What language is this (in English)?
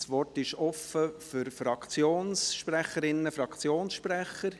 Swiss German